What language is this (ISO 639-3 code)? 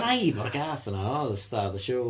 cym